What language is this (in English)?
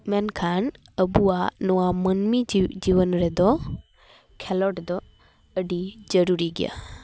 Santali